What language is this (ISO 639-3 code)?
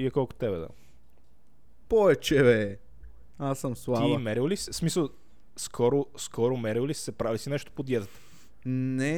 bul